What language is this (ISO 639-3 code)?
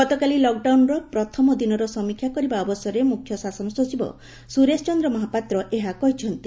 ori